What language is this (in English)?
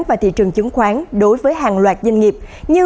Vietnamese